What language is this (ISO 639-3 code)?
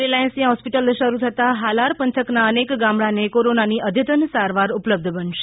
guj